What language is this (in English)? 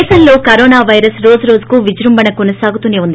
Telugu